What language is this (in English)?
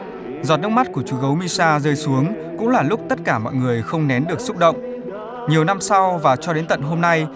Vietnamese